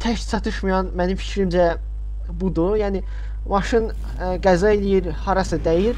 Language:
Turkish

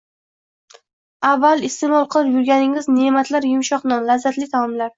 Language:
Uzbek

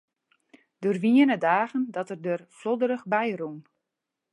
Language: Western Frisian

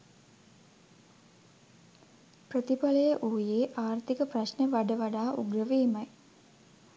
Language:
Sinhala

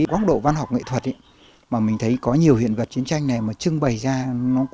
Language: Vietnamese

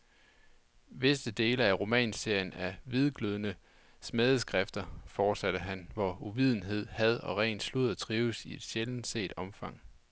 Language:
Danish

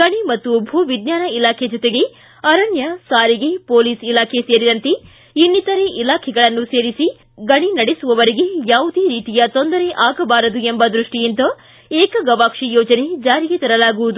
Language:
Kannada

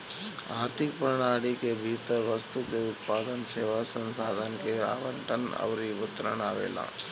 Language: Bhojpuri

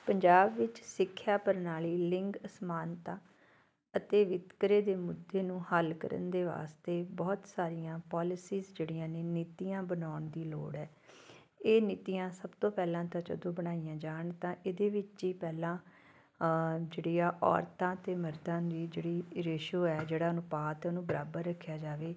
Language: Punjabi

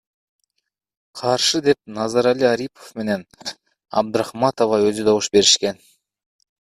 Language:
Kyrgyz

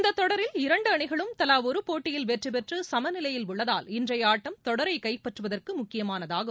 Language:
Tamil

